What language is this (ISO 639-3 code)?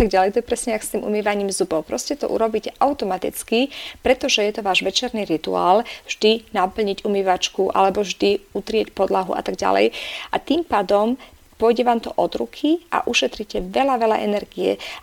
slk